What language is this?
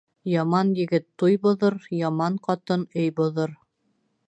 Bashkir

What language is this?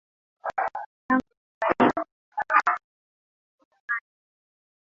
Swahili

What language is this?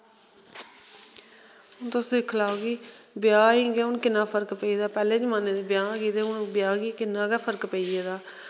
Dogri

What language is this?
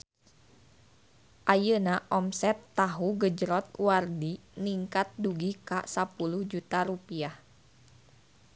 Sundanese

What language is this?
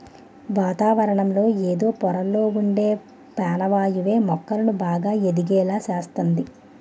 Telugu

